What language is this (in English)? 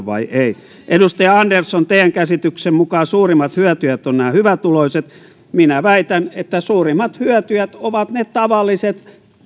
Finnish